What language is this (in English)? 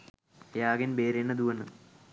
Sinhala